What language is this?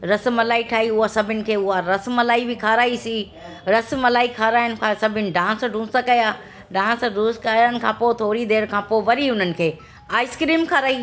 Sindhi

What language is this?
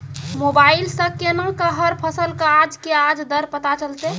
Maithili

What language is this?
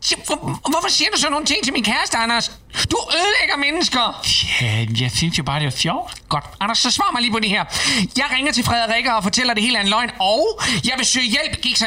Danish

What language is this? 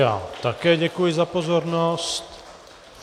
Czech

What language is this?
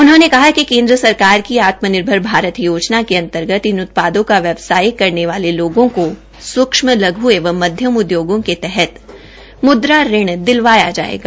Hindi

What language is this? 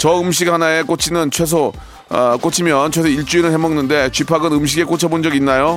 Korean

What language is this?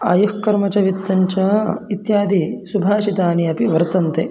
Sanskrit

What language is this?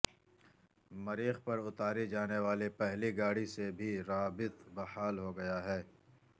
Urdu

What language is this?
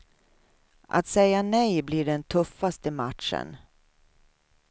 Swedish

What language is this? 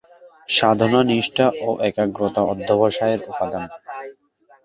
Bangla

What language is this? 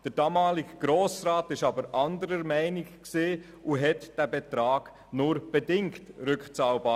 Swiss German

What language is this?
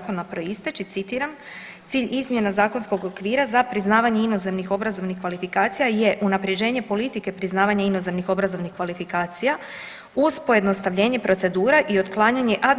Croatian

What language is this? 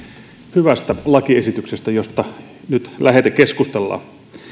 Finnish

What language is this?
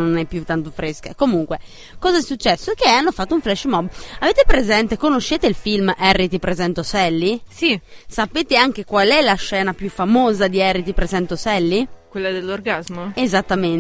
Italian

